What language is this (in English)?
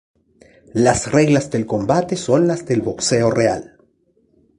Spanish